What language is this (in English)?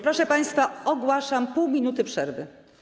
Polish